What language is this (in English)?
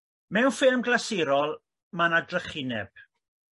Welsh